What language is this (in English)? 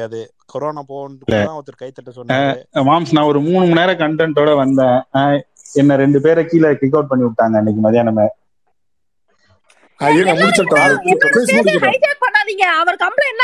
Tamil